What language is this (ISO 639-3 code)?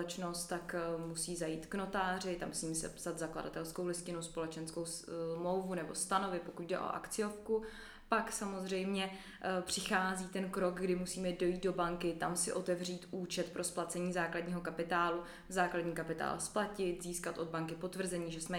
ces